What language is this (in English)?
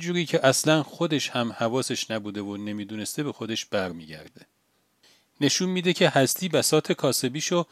Persian